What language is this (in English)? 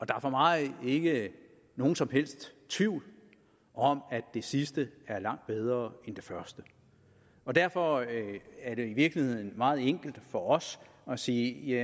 Danish